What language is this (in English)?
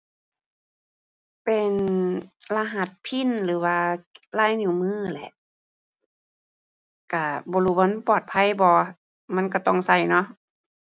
Thai